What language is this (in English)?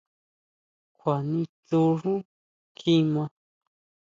Huautla Mazatec